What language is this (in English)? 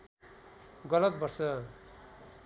Nepali